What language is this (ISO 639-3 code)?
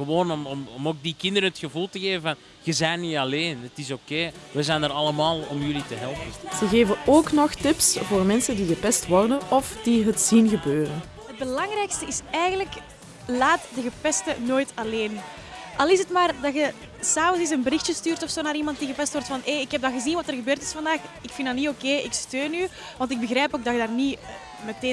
nld